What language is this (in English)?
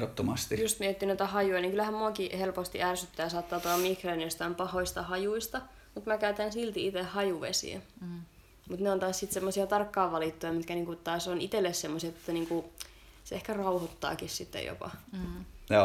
Finnish